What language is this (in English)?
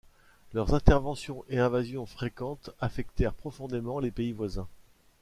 French